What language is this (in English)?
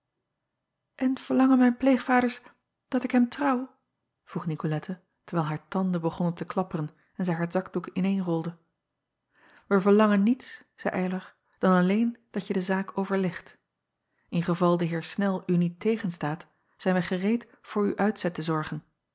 Dutch